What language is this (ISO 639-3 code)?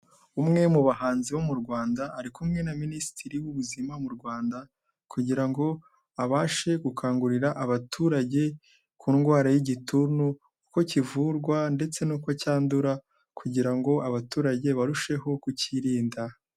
kin